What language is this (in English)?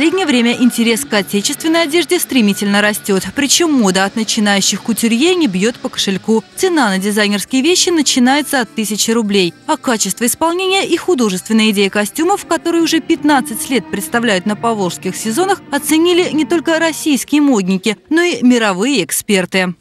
Russian